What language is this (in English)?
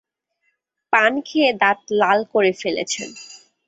Bangla